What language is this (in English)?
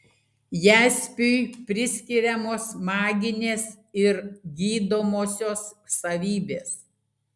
Lithuanian